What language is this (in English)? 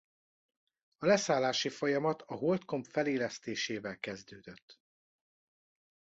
Hungarian